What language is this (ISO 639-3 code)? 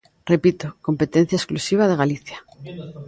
glg